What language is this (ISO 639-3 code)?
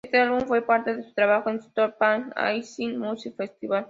spa